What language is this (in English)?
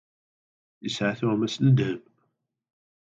Kabyle